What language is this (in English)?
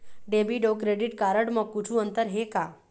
Chhattisgarhi